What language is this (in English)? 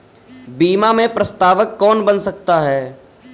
Hindi